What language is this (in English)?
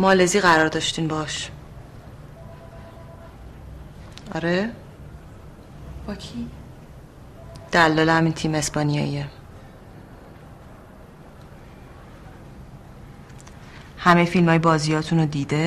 Persian